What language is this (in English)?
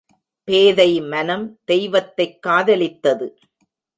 Tamil